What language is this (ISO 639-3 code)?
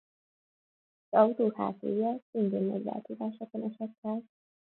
hun